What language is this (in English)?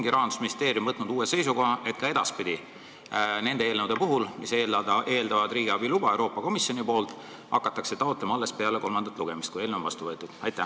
Estonian